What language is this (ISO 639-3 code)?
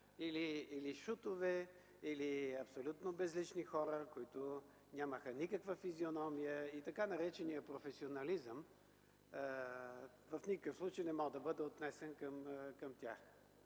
bul